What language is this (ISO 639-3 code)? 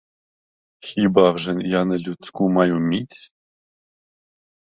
ukr